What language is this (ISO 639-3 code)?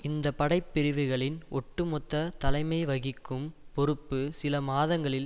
tam